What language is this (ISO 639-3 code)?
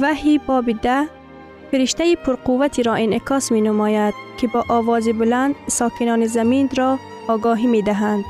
fas